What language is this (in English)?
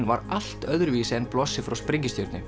Icelandic